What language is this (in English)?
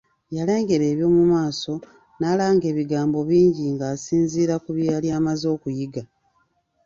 Ganda